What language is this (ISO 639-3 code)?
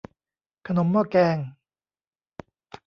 tha